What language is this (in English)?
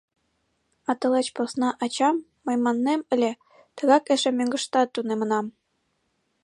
Mari